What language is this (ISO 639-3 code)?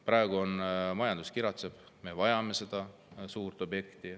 est